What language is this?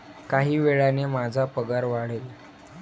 Marathi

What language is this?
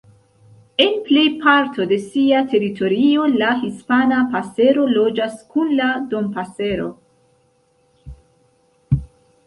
Esperanto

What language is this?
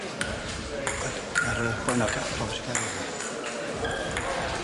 Welsh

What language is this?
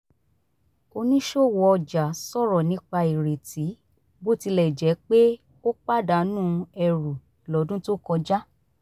Yoruba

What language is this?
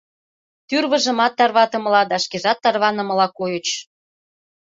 Mari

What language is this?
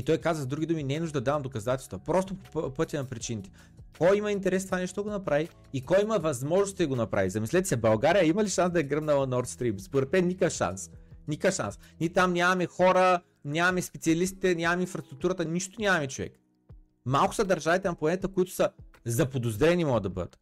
Bulgarian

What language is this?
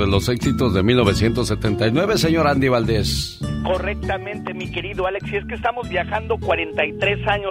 Spanish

